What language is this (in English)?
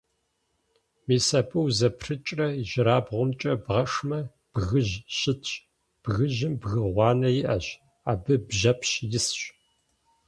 Kabardian